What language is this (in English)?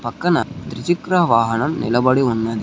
Telugu